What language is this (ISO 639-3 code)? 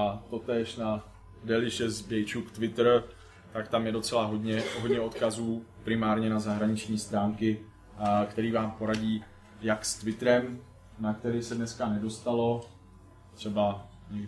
ces